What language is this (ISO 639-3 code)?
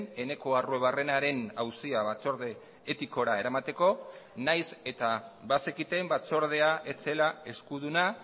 eus